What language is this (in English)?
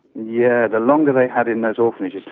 English